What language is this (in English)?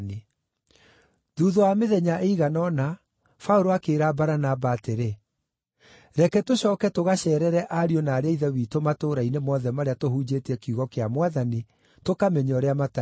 Kikuyu